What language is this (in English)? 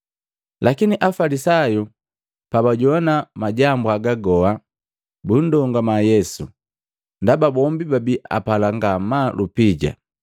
Matengo